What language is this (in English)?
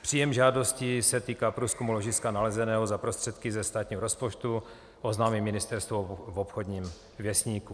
Czech